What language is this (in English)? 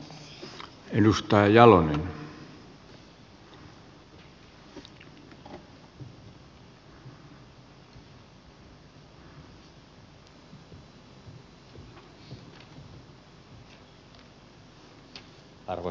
Finnish